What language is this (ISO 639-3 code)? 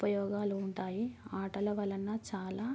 tel